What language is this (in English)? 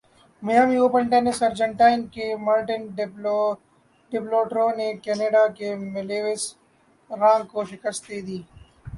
Urdu